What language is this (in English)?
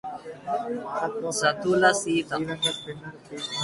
Telugu